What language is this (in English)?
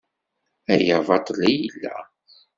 Kabyle